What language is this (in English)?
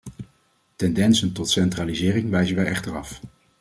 Dutch